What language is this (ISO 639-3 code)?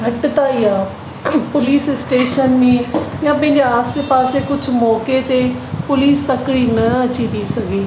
snd